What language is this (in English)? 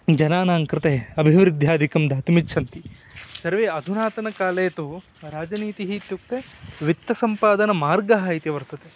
Sanskrit